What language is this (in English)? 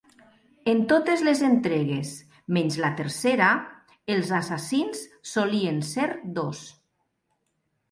Catalan